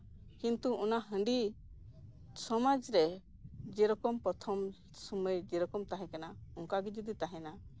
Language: Santali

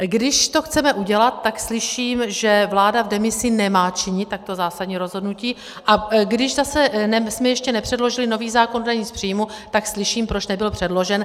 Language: Czech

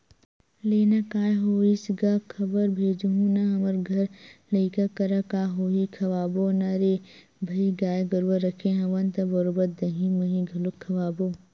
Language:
Chhattisgarhi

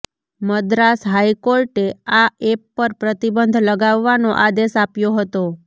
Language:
Gujarati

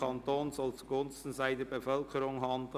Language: Swiss German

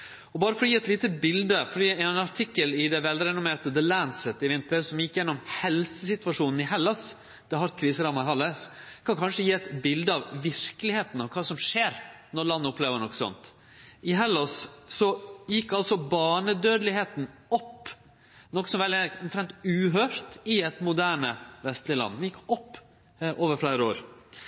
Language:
Norwegian Nynorsk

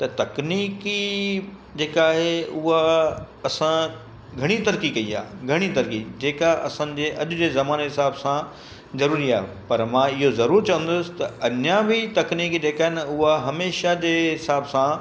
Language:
Sindhi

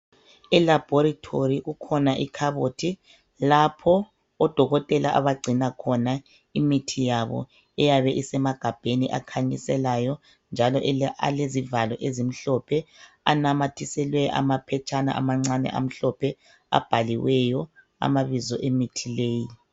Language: North Ndebele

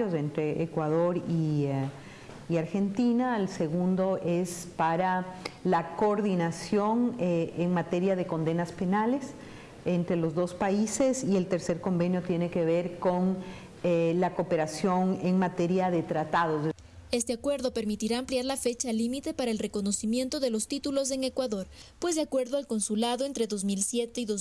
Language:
Spanish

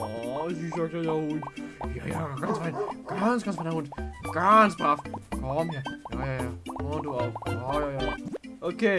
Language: German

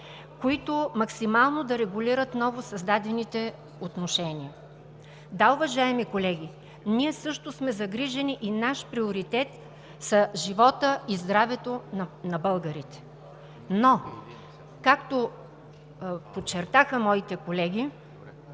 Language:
Bulgarian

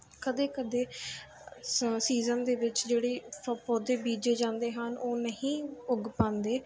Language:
Punjabi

